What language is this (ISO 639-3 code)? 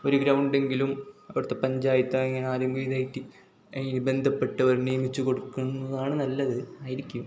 mal